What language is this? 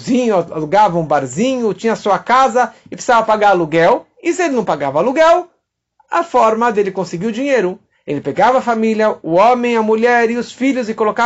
Portuguese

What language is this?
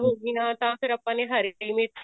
Punjabi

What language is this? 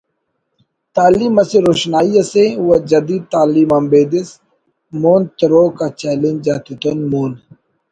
Brahui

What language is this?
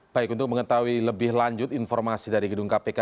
Indonesian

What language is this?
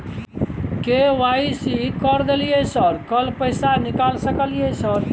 Maithili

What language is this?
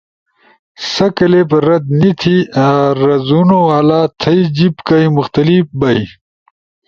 Ushojo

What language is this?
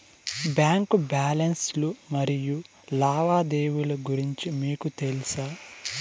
Telugu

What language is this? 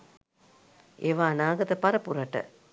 Sinhala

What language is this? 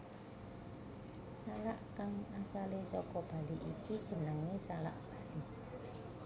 Javanese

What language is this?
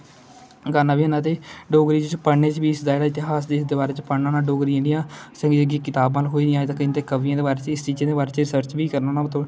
Dogri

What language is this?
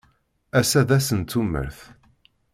Kabyle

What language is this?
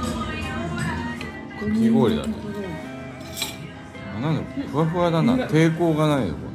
Japanese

